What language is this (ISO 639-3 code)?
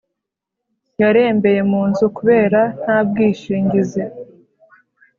kin